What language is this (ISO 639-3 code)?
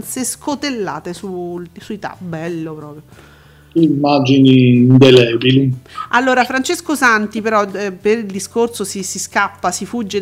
ita